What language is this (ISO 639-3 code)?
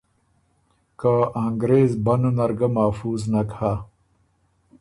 oru